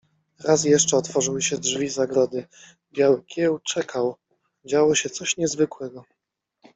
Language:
Polish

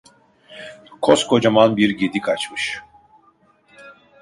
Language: Turkish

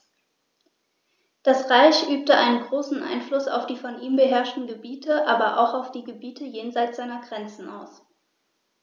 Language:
German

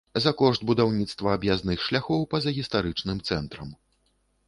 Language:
Belarusian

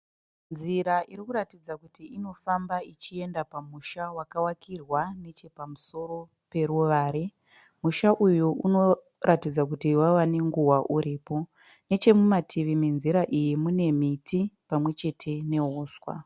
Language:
Shona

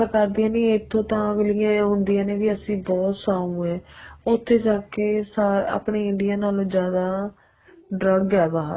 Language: Punjabi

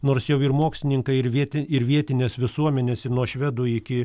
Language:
Lithuanian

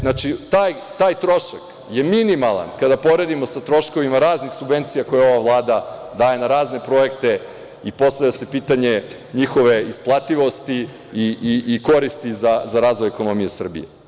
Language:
Serbian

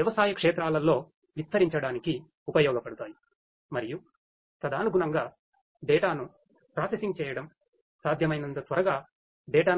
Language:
Telugu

